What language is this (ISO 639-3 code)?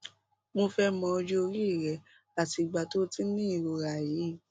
yor